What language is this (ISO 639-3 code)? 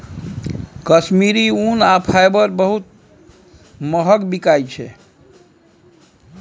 mai